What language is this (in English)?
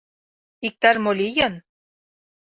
Mari